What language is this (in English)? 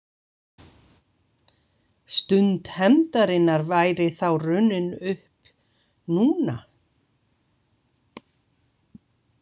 Icelandic